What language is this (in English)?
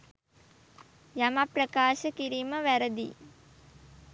Sinhala